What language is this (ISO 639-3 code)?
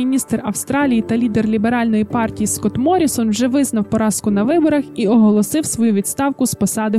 ukr